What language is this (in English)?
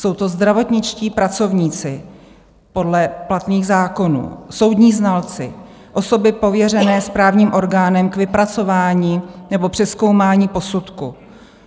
Czech